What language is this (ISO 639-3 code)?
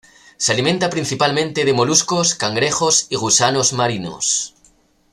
spa